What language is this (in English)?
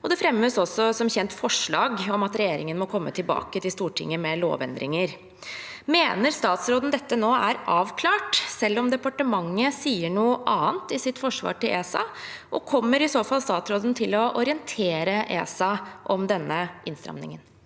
Norwegian